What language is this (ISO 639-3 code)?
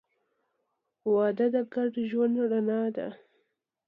pus